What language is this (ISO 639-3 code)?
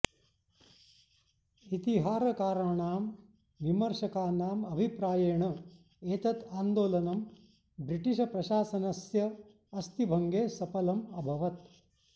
san